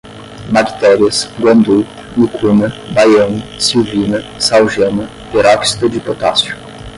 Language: Portuguese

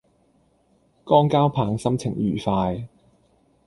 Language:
Cantonese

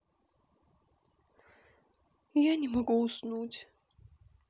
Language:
Russian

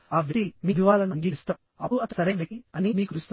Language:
Telugu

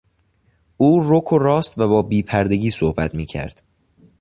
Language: Persian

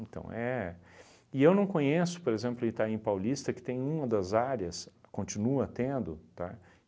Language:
Portuguese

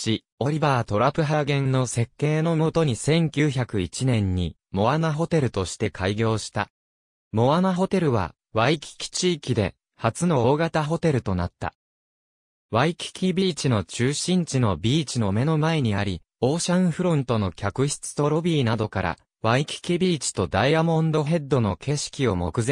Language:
Japanese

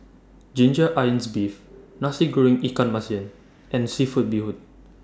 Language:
English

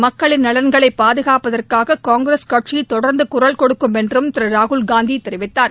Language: Tamil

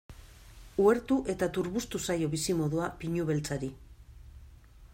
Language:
Basque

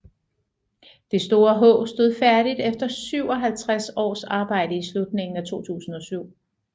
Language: Danish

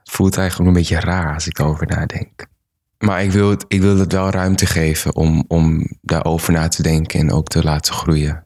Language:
Dutch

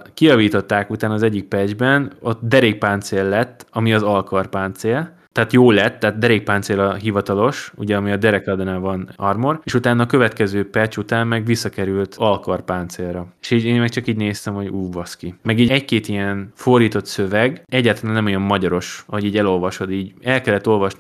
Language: Hungarian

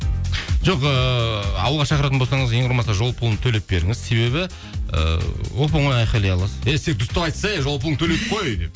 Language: Kazakh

